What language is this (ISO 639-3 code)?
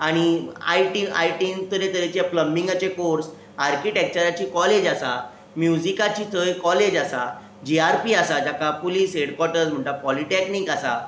kok